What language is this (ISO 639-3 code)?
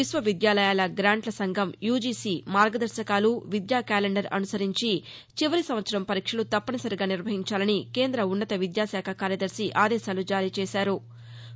tel